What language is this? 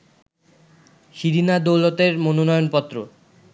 Bangla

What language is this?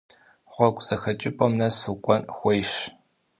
Kabardian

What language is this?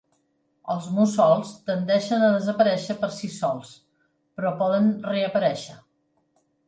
Catalan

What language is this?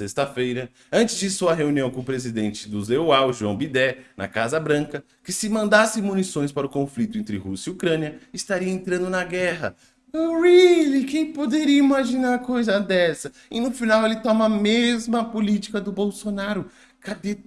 Portuguese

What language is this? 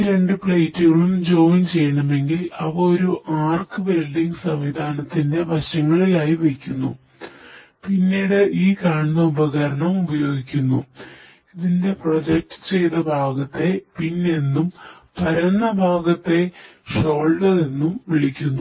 Malayalam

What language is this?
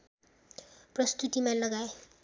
Nepali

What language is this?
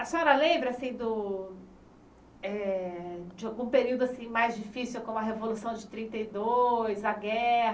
Portuguese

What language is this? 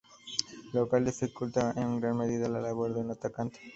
Spanish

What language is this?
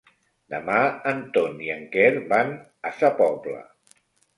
Catalan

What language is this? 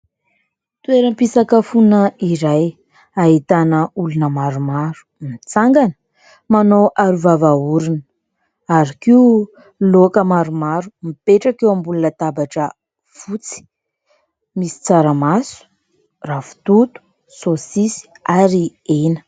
Malagasy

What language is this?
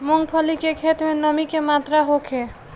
Bhojpuri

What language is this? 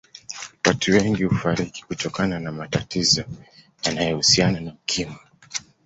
Swahili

